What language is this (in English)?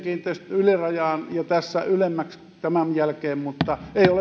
Finnish